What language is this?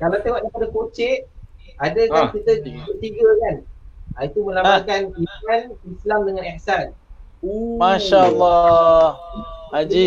Malay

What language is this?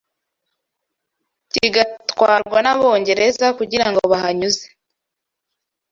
Kinyarwanda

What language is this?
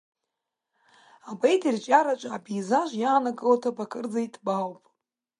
Abkhazian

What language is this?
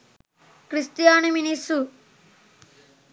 Sinhala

